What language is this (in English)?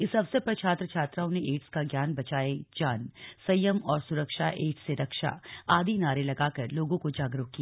Hindi